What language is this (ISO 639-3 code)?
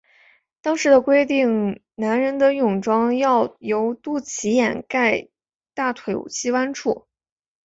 zho